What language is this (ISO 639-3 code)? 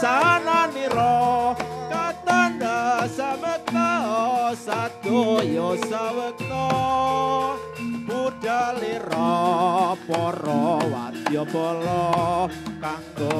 ind